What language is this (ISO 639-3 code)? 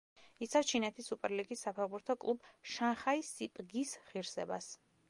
kat